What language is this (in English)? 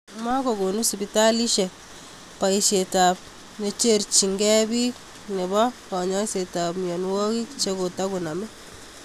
Kalenjin